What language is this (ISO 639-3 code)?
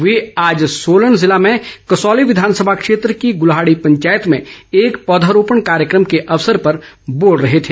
hin